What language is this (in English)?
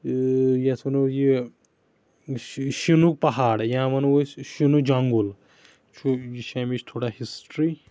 Kashmiri